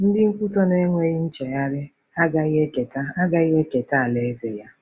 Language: Igbo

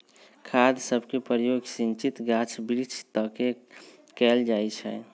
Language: Magahi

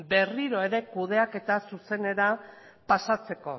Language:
Basque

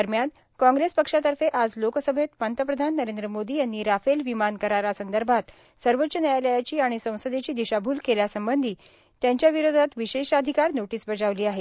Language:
Marathi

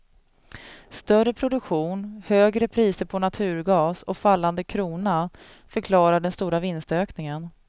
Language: Swedish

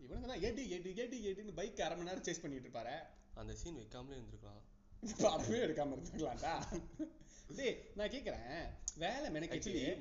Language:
Tamil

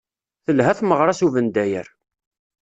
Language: Kabyle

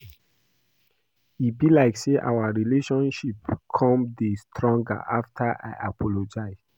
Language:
Nigerian Pidgin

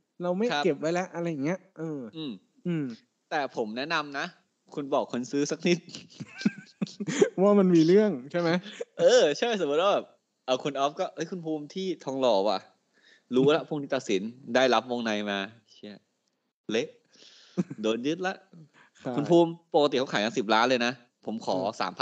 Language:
Thai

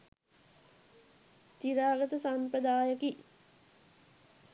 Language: Sinhala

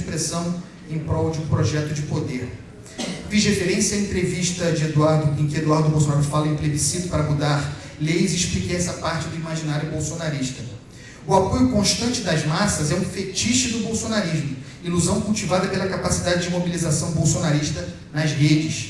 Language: Portuguese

